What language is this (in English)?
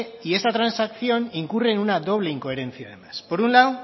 Spanish